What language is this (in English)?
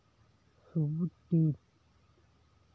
Santali